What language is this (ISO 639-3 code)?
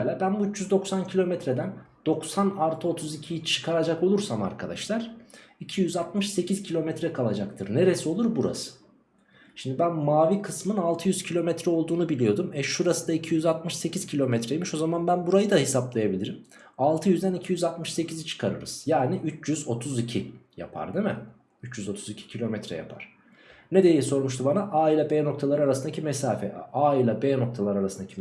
tur